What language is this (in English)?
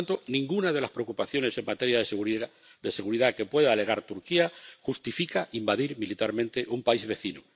Spanish